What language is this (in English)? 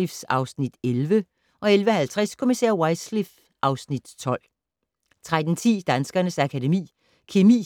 Danish